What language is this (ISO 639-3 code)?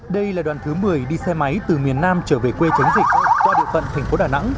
vie